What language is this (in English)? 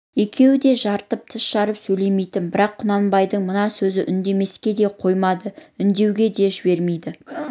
Kazakh